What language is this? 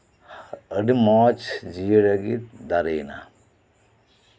Santali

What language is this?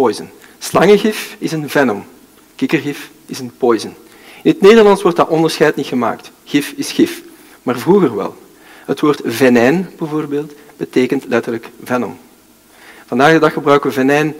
Dutch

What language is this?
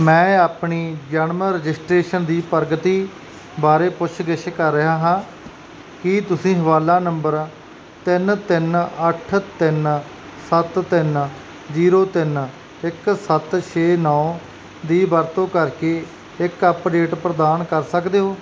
Punjabi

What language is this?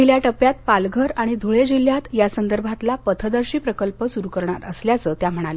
Marathi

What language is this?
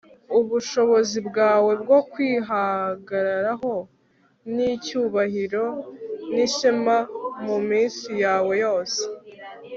Kinyarwanda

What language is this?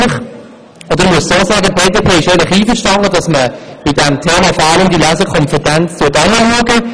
Swiss German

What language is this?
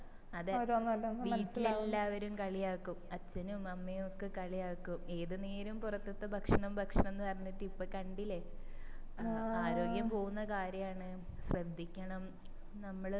Malayalam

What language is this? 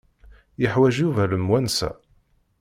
Kabyle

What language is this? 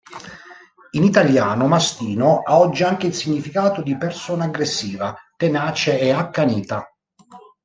Italian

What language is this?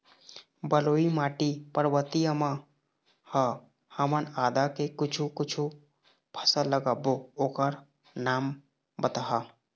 Chhattisgarhi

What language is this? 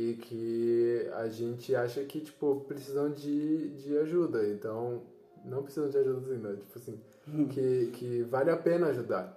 Portuguese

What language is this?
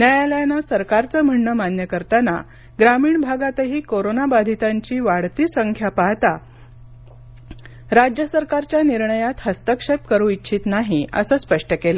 Marathi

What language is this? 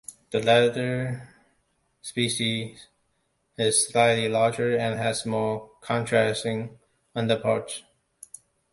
English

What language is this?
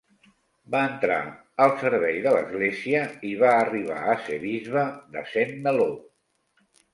Catalan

